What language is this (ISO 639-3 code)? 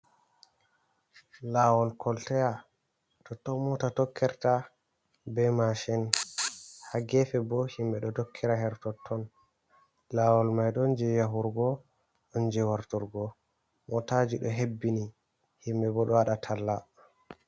ful